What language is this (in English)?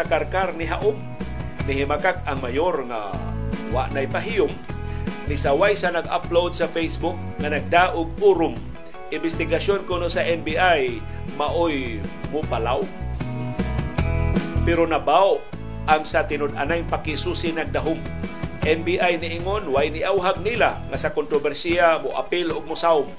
Filipino